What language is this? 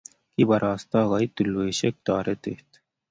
Kalenjin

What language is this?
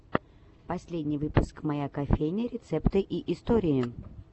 Russian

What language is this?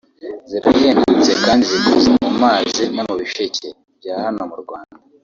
Kinyarwanda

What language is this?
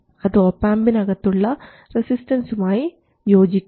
Malayalam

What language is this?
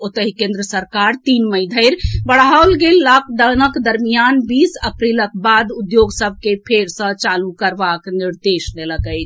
Maithili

